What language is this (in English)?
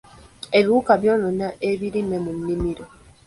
Ganda